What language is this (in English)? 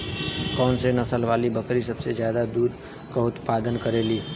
Bhojpuri